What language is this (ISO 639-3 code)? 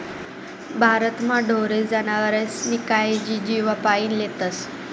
mar